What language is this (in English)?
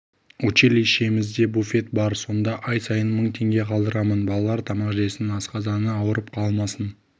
Kazakh